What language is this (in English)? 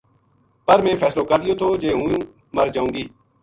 Gujari